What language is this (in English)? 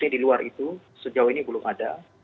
Indonesian